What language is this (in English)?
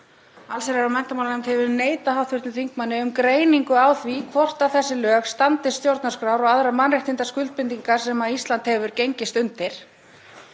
Icelandic